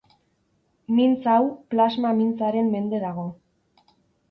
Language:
Basque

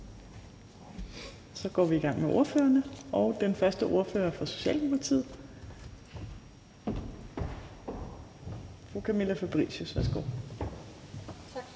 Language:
Danish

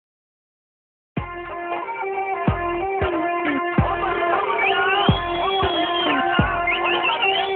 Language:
Punjabi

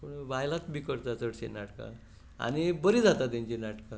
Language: Konkani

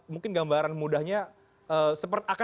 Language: Indonesian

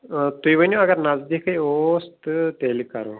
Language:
Kashmiri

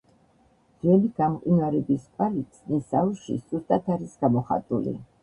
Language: Georgian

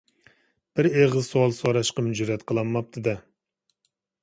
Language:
Uyghur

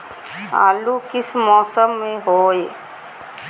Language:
Magahi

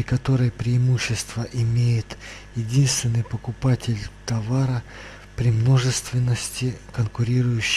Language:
Russian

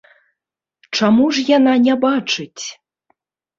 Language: Belarusian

